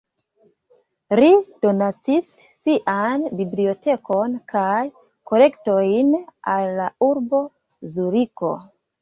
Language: Esperanto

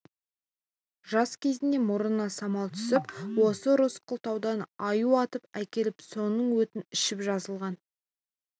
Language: Kazakh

